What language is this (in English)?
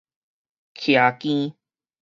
Min Nan Chinese